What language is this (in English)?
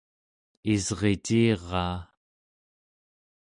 Central Yupik